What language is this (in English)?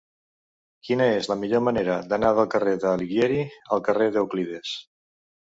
Catalan